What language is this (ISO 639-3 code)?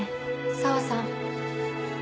jpn